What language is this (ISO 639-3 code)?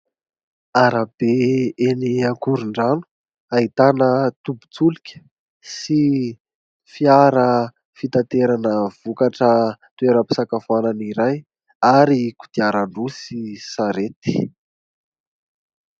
mlg